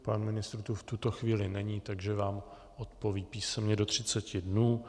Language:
Czech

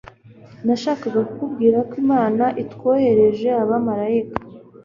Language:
Kinyarwanda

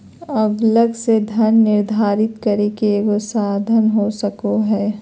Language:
Magahi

